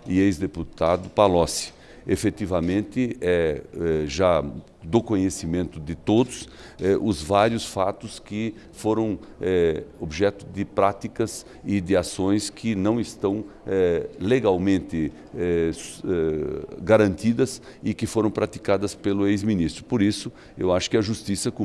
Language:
Portuguese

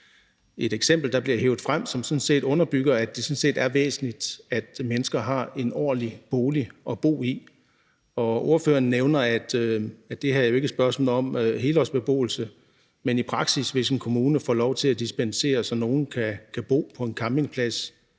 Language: Danish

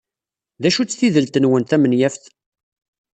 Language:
Kabyle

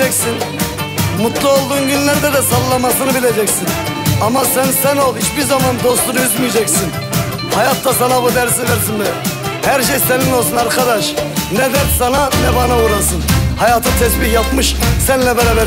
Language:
Turkish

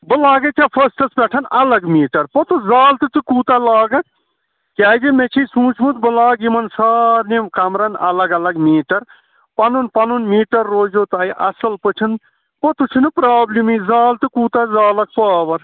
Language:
Kashmiri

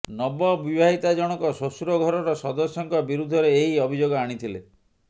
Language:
Odia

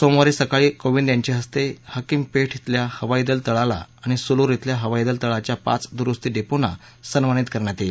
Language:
Marathi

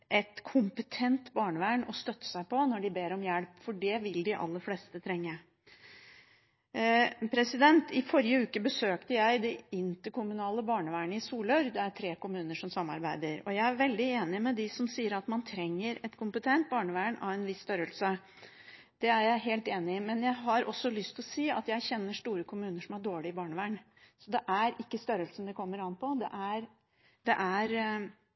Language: Norwegian Bokmål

